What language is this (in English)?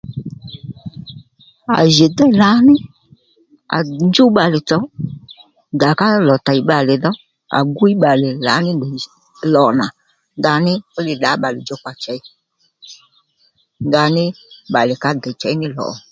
Lendu